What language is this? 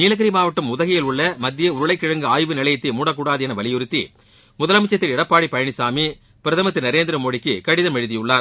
Tamil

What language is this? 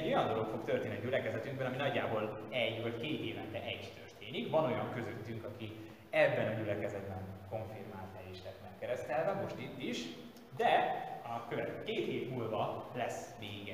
Hungarian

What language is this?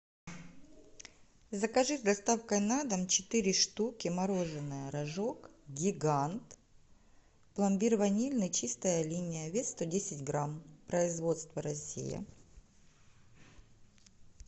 Russian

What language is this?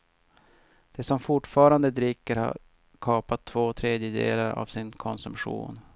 Swedish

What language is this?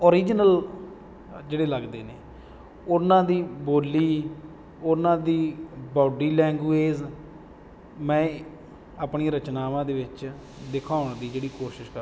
Punjabi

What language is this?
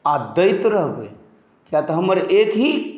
Maithili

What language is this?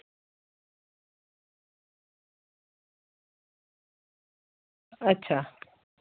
Dogri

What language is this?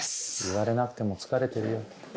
Japanese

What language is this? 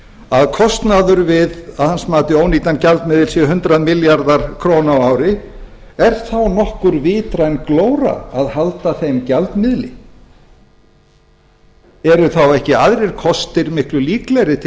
Icelandic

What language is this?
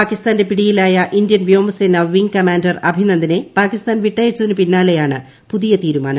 Malayalam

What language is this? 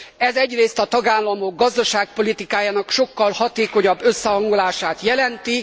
Hungarian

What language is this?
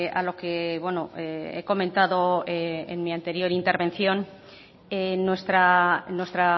Spanish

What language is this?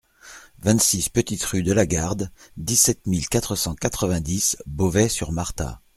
French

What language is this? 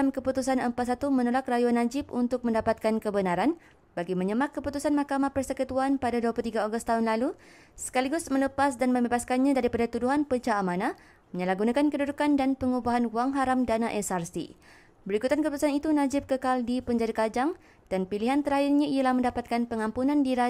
Malay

